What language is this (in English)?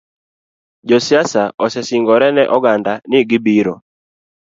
Luo (Kenya and Tanzania)